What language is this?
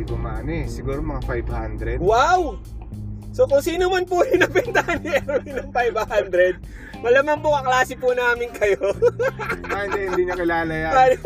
Filipino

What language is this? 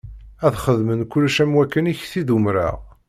Kabyle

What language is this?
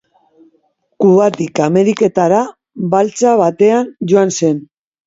Basque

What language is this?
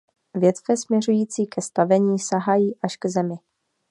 Czech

